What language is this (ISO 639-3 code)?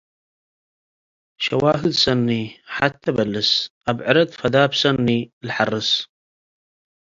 tig